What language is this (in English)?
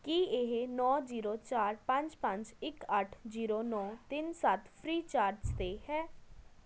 Punjabi